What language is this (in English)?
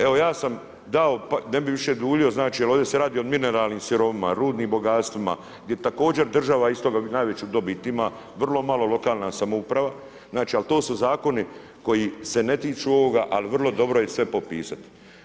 Croatian